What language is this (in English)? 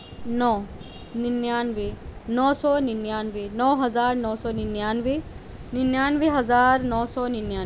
Urdu